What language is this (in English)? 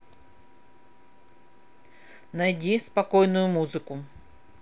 Russian